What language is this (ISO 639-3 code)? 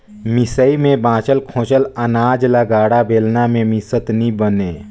hne